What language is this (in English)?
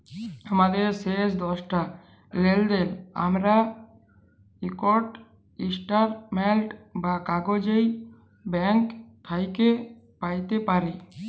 Bangla